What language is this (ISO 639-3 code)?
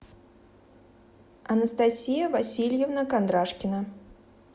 rus